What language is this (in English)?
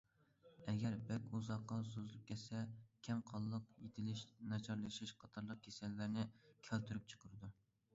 Uyghur